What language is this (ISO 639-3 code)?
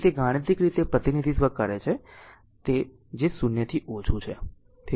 guj